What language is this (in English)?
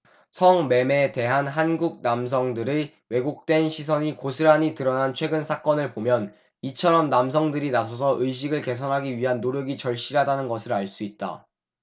Korean